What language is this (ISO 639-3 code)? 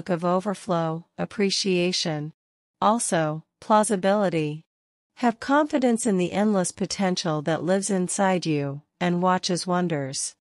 eng